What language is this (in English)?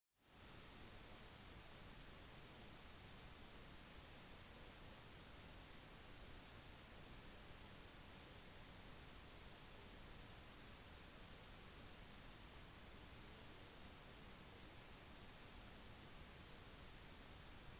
Norwegian Bokmål